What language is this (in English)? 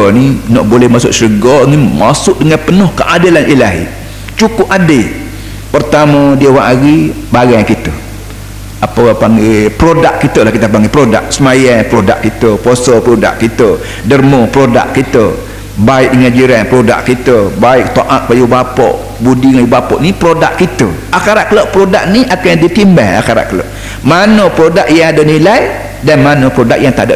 Malay